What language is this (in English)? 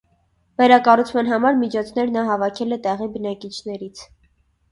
Armenian